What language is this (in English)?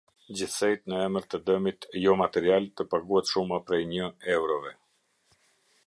Albanian